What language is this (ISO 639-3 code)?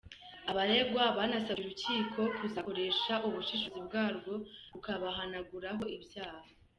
kin